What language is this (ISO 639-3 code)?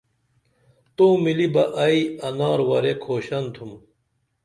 dml